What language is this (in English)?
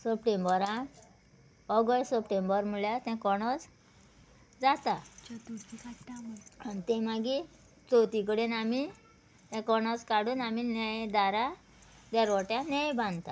Konkani